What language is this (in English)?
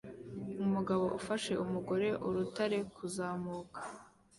Kinyarwanda